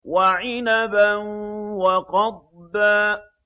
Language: Arabic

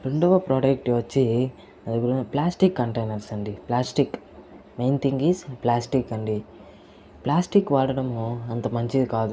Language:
Telugu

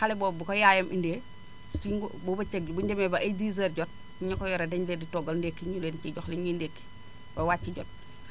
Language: Wolof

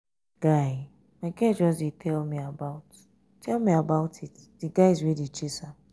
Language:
Nigerian Pidgin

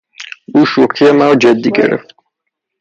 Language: Persian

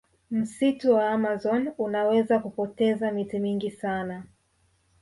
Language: Swahili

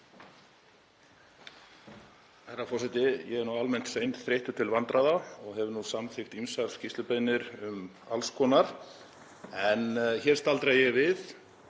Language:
Icelandic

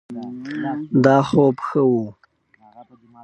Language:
Pashto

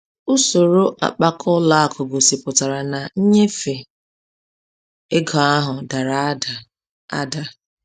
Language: Igbo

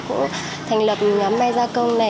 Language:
Vietnamese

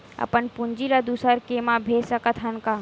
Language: Chhattisgarhi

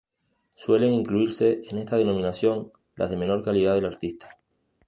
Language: Spanish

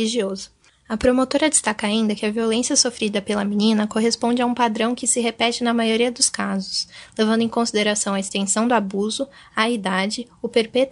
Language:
Portuguese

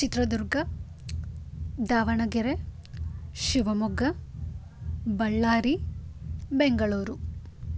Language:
Kannada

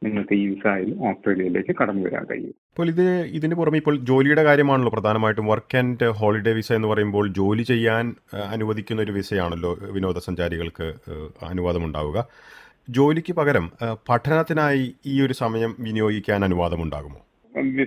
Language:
Malayalam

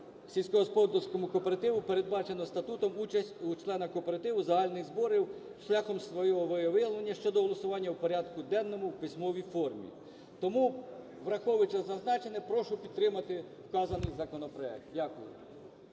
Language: Ukrainian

